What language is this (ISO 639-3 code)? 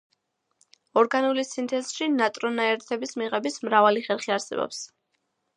kat